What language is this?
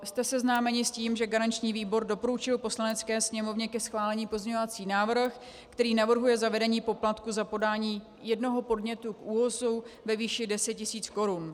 Czech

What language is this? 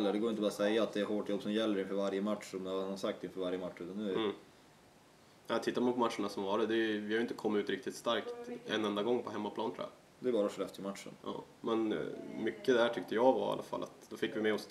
Swedish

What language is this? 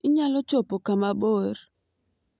Luo (Kenya and Tanzania)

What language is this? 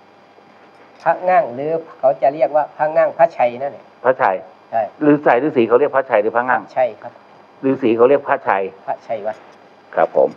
Thai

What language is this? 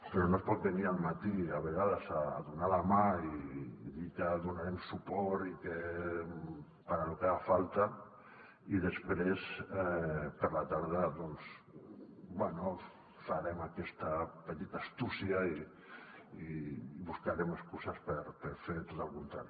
Catalan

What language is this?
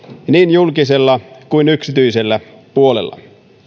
Finnish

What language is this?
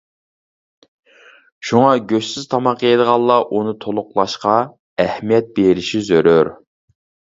Uyghur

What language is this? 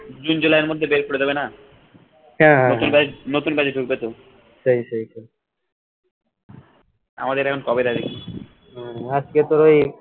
Bangla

